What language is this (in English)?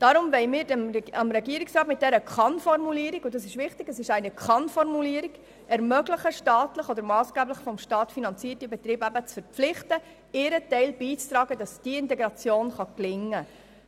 Swiss German